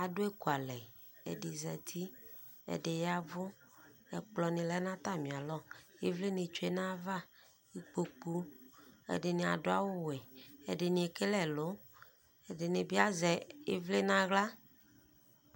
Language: Ikposo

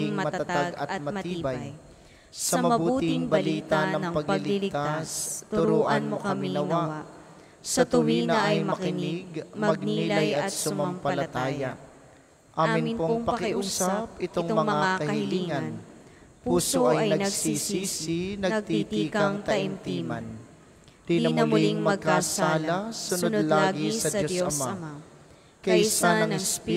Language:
Filipino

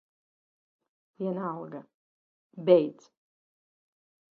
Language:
Latvian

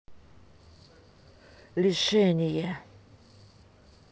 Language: Russian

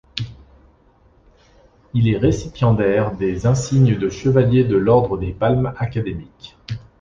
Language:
French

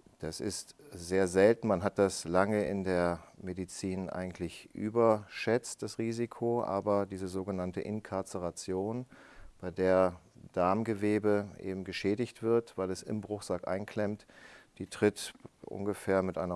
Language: German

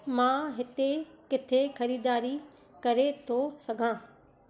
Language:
Sindhi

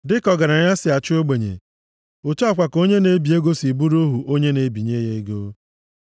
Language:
Igbo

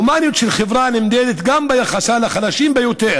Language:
Hebrew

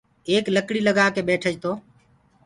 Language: Gurgula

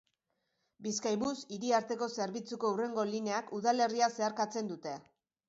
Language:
Basque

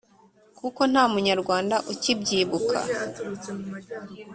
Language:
Kinyarwanda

